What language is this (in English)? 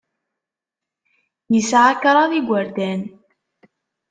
Kabyle